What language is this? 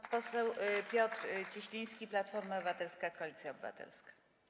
Polish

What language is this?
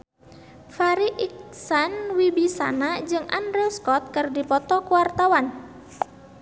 Sundanese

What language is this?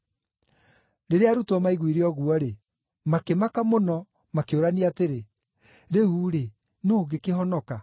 Kikuyu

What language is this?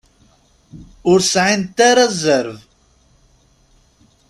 Kabyle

